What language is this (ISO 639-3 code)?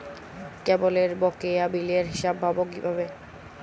ben